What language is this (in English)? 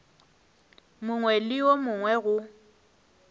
Northern Sotho